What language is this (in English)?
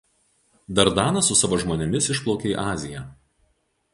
Lithuanian